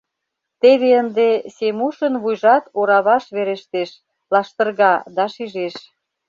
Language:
Mari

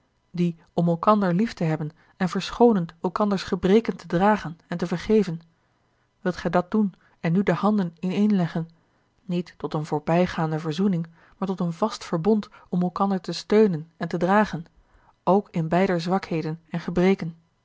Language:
Dutch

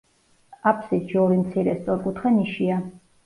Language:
Georgian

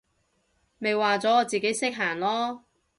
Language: Cantonese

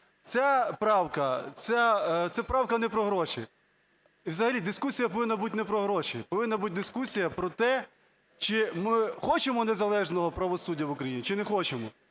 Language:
Ukrainian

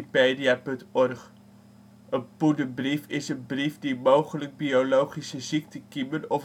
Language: Dutch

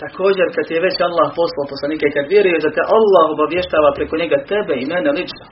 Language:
Croatian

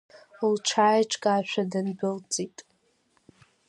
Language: Abkhazian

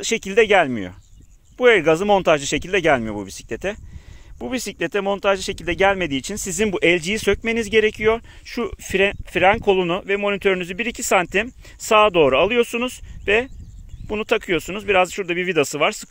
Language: Turkish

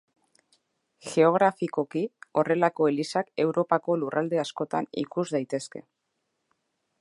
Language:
Basque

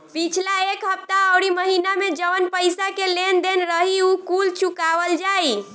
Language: Bhojpuri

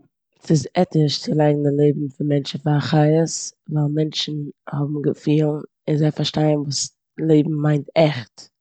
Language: Yiddish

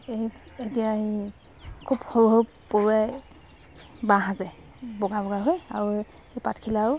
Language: Assamese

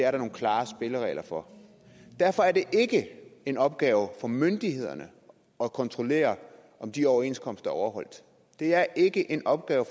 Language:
Danish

